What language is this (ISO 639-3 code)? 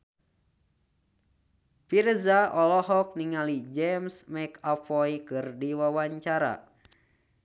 sun